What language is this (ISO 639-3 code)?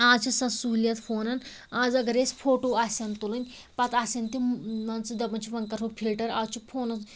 kas